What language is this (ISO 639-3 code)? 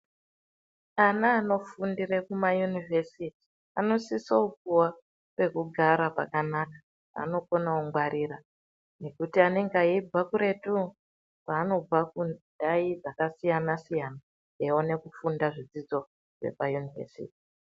ndc